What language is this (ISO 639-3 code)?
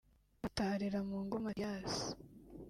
kin